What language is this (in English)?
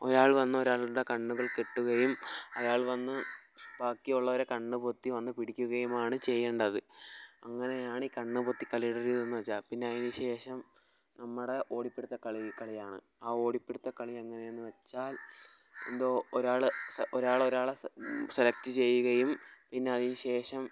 Malayalam